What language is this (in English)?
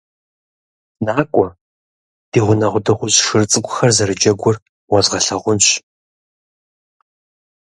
Kabardian